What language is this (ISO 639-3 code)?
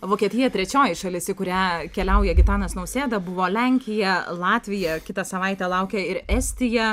lit